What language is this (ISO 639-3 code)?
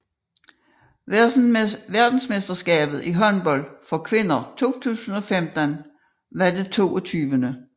dan